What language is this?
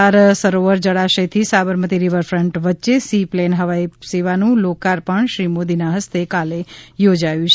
Gujarati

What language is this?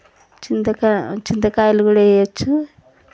Telugu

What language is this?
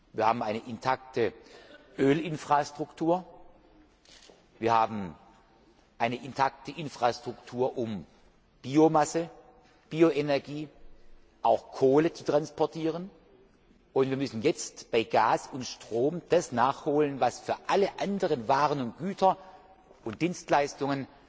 German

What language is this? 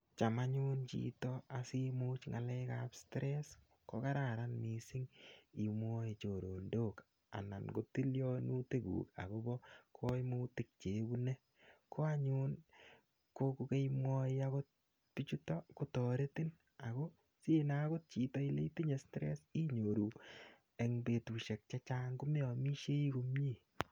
Kalenjin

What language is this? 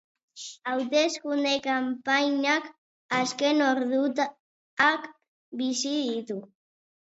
Basque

